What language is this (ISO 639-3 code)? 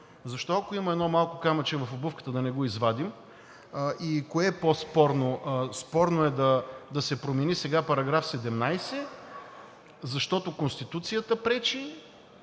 bul